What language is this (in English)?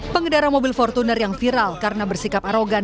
Indonesian